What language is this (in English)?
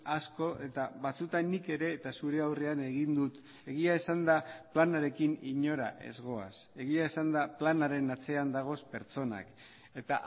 Basque